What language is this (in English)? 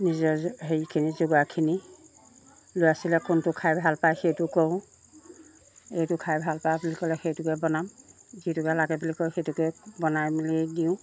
Assamese